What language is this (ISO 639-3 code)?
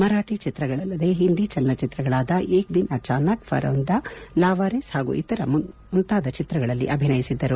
kan